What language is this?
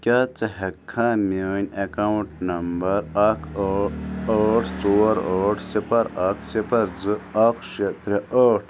Kashmiri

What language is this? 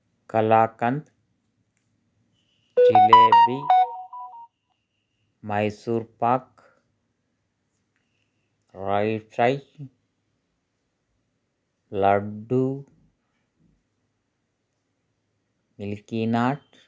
Telugu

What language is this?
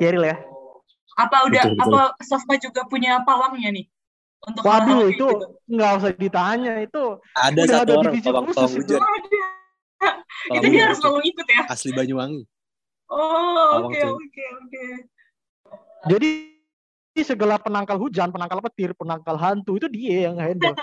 Indonesian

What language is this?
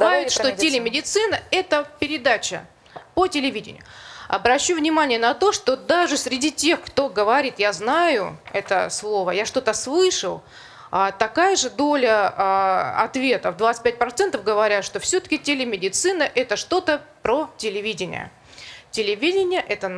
Russian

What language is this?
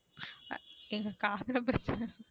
Tamil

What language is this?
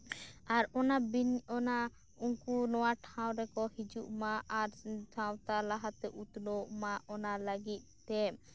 Santali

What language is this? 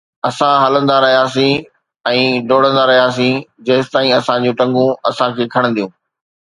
Sindhi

